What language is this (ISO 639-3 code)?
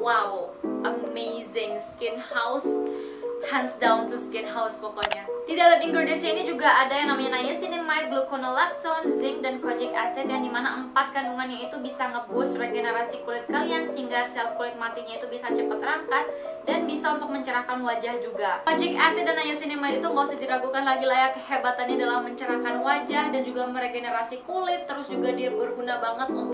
ind